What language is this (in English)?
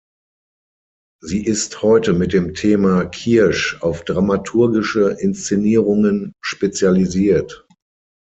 German